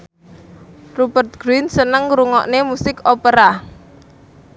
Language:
Javanese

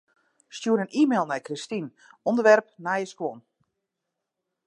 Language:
Western Frisian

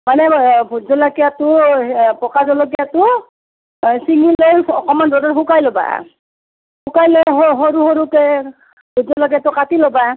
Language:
Assamese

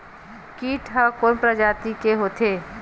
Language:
Chhattisgarhi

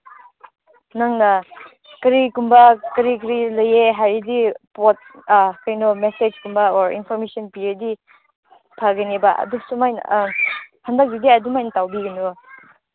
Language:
Manipuri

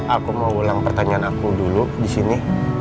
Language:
Indonesian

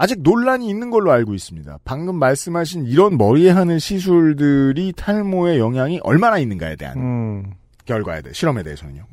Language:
Korean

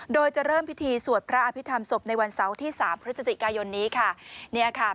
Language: Thai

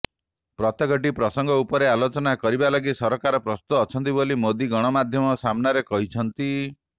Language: Odia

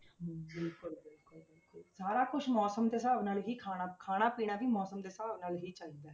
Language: Punjabi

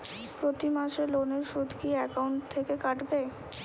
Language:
Bangla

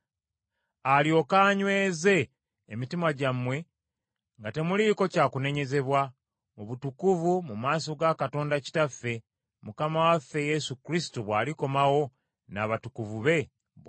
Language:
Ganda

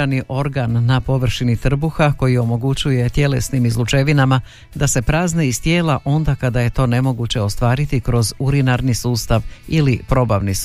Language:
Croatian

